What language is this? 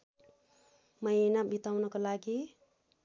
Nepali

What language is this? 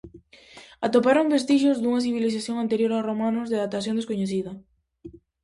Galician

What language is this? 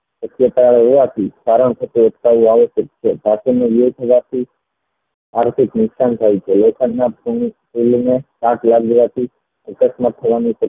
Gujarati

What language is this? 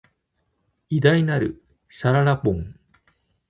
Japanese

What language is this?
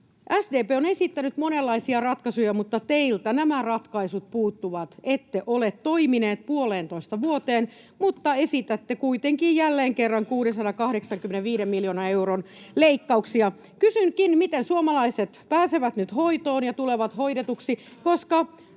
Finnish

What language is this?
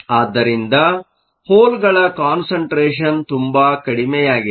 Kannada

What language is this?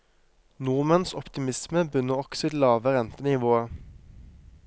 Norwegian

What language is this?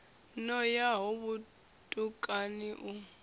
Venda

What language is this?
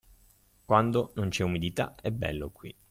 Italian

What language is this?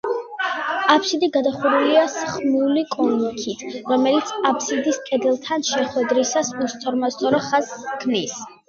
Georgian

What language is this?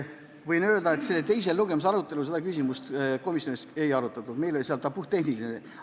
Estonian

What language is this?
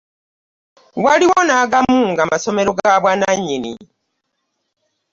Ganda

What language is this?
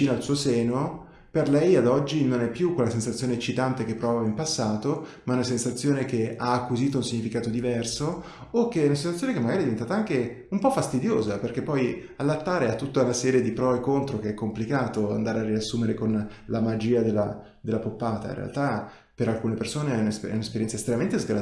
Italian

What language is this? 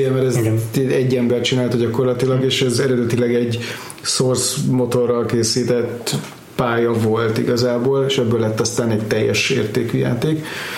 Hungarian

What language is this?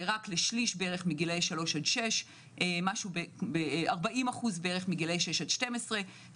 Hebrew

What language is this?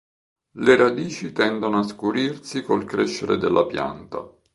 Italian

